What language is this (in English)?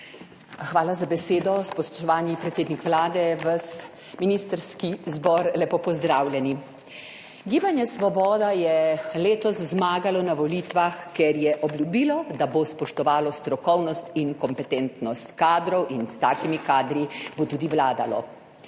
Slovenian